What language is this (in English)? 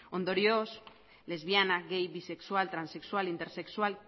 Basque